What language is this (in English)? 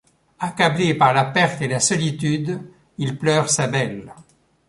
French